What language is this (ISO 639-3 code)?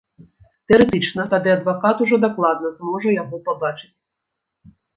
bel